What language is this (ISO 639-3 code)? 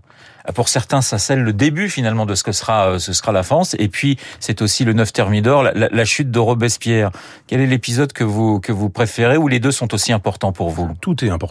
fra